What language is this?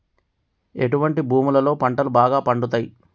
Telugu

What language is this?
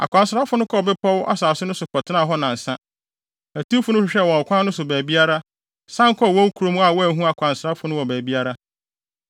Akan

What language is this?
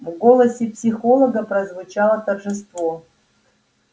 Russian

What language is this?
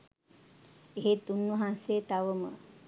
Sinhala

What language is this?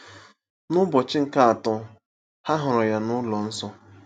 Igbo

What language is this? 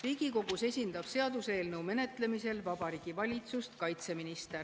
Estonian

